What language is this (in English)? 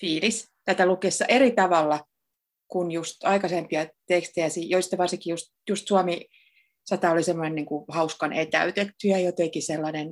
Finnish